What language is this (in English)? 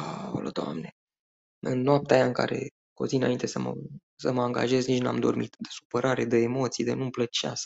Romanian